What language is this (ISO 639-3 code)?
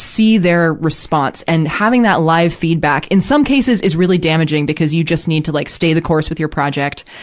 eng